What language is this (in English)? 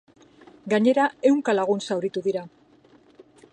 Basque